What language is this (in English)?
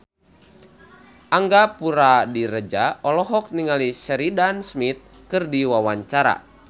Sundanese